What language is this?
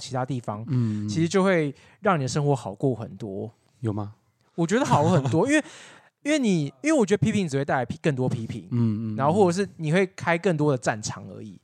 Chinese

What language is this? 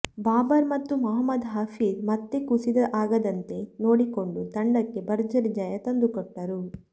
Kannada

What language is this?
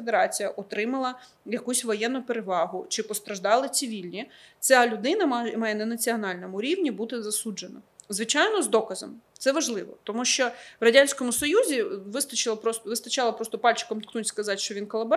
Ukrainian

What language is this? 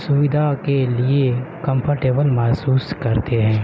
Urdu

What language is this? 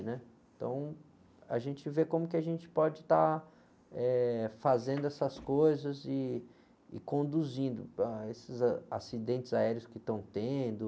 Portuguese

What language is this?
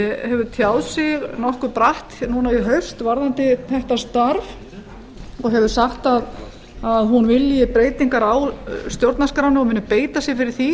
Icelandic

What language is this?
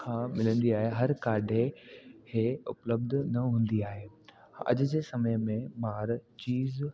Sindhi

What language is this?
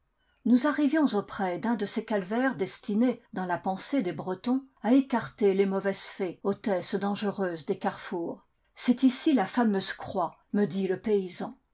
French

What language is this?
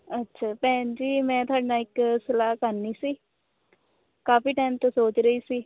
Punjabi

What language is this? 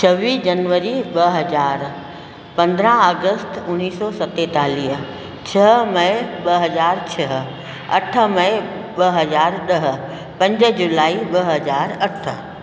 Sindhi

